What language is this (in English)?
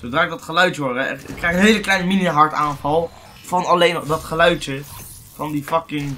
Dutch